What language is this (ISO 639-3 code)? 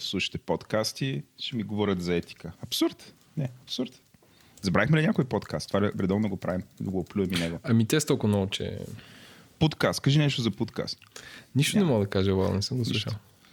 bul